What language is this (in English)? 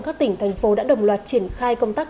Vietnamese